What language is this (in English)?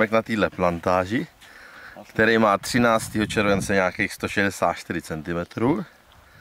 Czech